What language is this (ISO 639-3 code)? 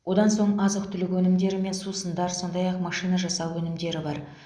kaz